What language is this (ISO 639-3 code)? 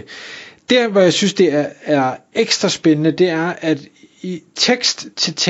dan